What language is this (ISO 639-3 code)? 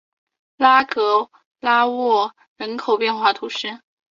zho